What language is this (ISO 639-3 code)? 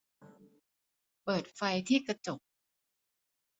tha